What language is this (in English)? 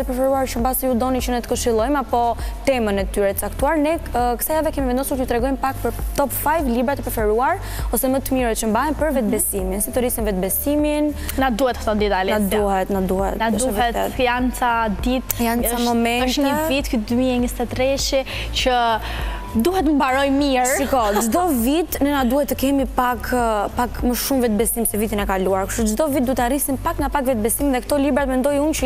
Romanian